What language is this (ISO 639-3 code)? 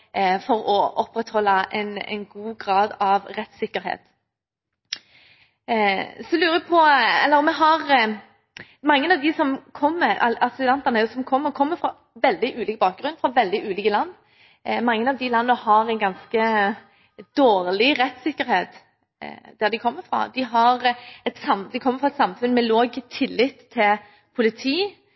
nob